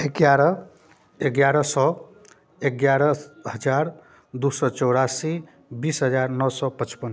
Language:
Maithili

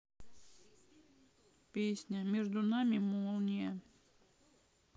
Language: Russian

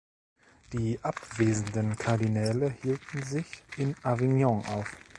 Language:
German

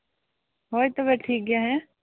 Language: Santali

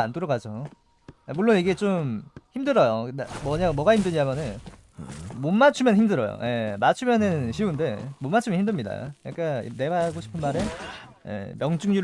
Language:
Korean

